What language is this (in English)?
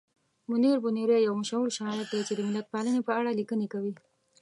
Pashto